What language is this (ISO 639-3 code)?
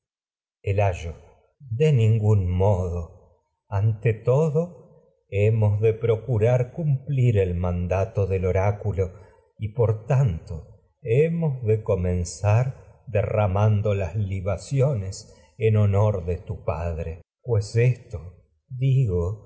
spa